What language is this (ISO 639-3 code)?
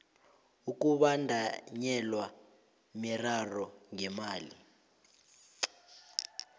nbl